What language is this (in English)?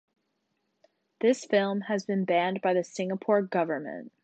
English